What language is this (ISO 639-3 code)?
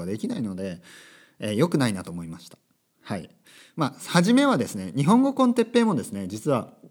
jpn